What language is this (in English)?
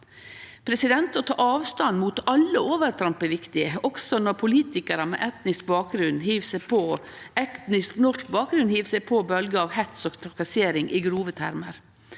Norwegian